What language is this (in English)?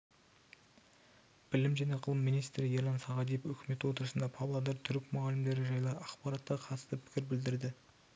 Kazakh